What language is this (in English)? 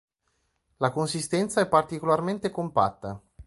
Italian